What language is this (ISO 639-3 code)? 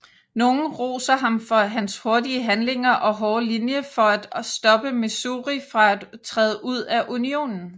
dan